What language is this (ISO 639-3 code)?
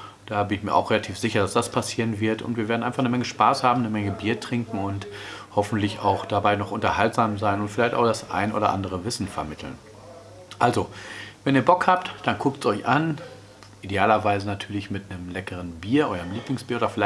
deu